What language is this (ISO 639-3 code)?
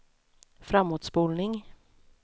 swe